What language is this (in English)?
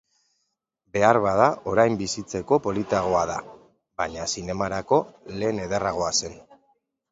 Basque